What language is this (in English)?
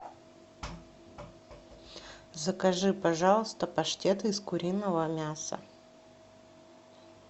Russian